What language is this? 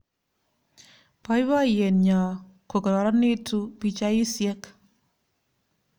Kalenjin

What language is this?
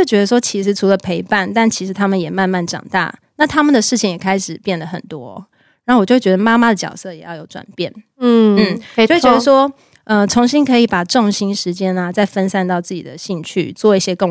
Chinese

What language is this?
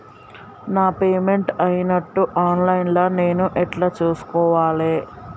Telugu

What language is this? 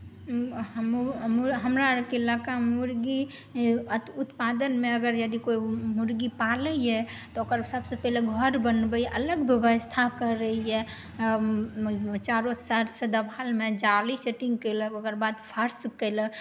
Maithili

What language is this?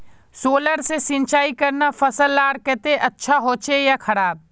Magahi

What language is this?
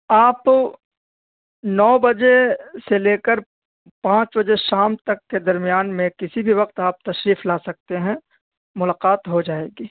Urdu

